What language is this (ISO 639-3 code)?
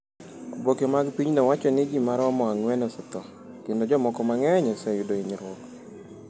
luo